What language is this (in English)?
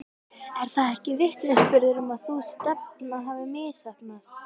Icelandic